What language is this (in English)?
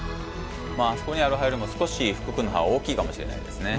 Japanese